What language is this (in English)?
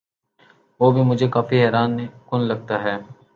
Urdu